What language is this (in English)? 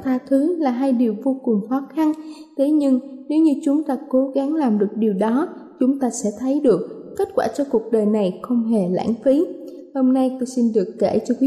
Vietnamese